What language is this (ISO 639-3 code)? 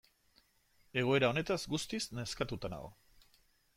eus